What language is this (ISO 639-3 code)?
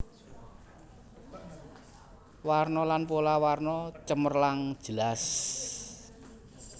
jav